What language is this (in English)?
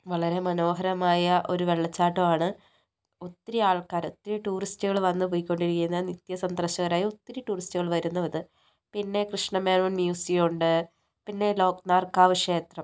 Malayalam